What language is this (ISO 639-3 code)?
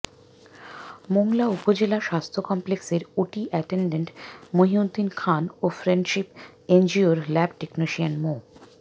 ben